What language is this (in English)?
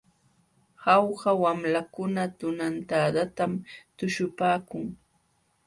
Jauja Wanca Quechua